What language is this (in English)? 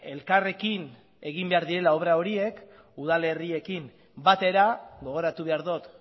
Basque